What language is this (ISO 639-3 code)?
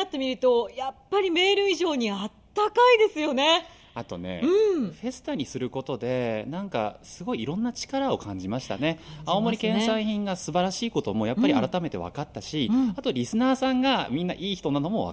jpn